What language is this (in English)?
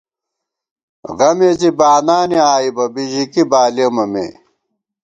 Gawar-Bati